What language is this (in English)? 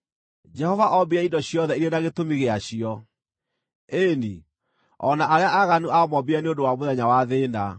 Kikuyu